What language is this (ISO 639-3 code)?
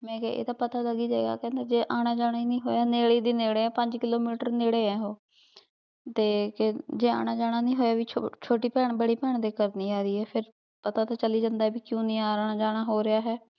pan